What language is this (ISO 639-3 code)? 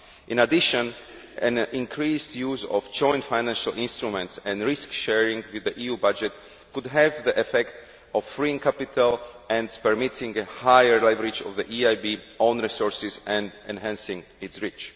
eng